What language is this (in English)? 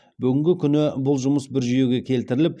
Kazakh